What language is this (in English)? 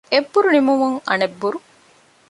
Divehi